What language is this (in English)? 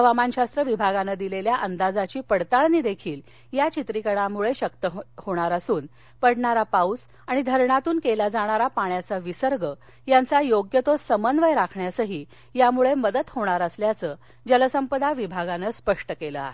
Marathi